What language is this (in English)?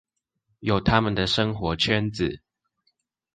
Chinese